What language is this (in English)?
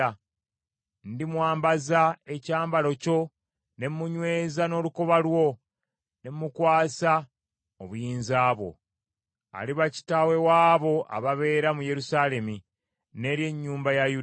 Ganda